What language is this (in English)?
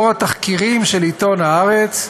Hebrew